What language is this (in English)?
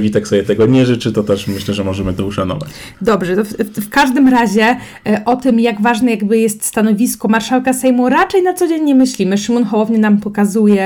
Polish